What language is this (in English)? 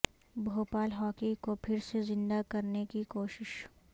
Urdu